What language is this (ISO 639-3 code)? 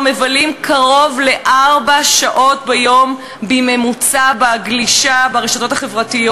heb